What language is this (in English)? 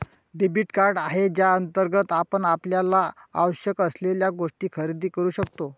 Marathi